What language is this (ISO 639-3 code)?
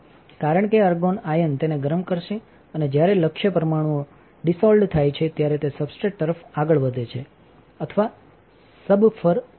guj